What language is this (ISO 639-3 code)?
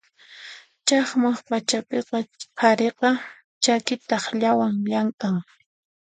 qxp